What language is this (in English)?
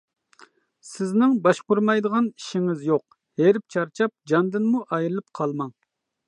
Uyghur